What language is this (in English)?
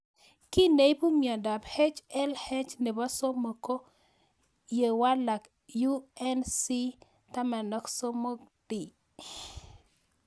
Kalenjin